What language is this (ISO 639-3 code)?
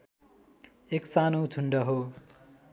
nep